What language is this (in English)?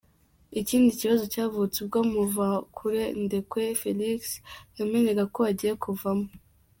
Kinyarwanda